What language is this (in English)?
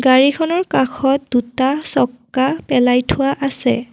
Assamese